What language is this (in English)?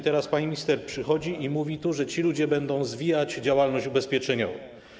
Polish